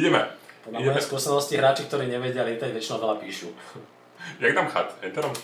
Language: Polish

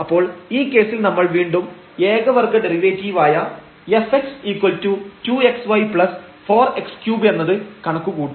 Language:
Malayalam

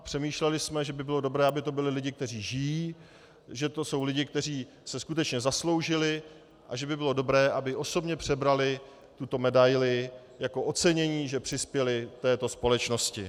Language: Czech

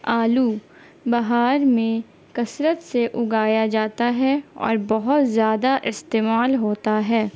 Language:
Urdu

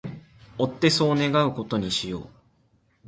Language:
Japanese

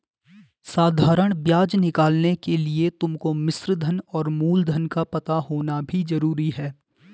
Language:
Hindi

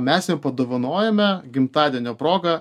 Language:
Lithuanian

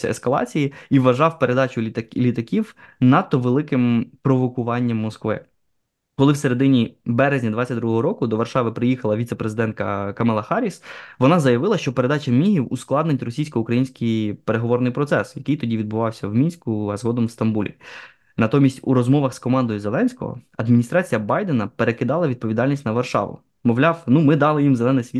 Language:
Ukrainian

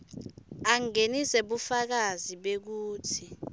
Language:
Swati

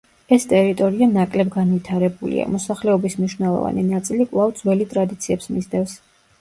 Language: Georgian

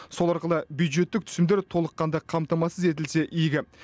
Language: Kazakh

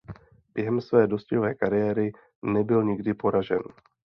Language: Czech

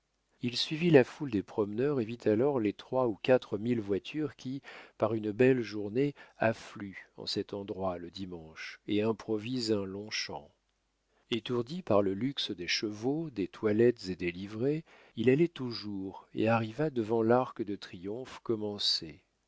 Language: French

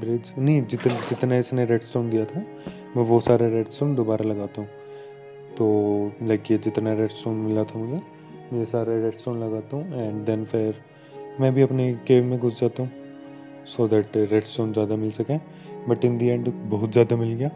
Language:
Hindi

